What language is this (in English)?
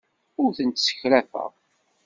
Kabyle